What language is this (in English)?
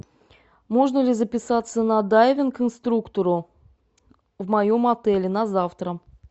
Russian